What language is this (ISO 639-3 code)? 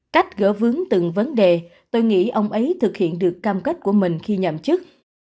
vie